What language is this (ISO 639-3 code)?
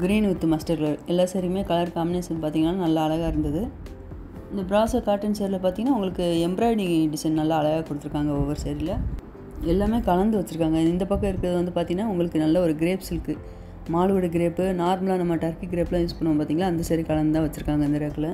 ita